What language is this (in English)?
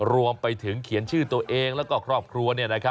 Thai